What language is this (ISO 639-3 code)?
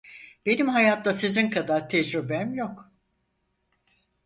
tur